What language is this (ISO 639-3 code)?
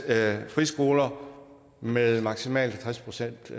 dan